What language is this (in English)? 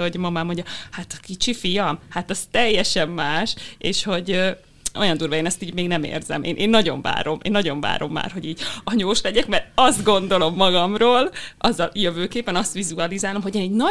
Hungarian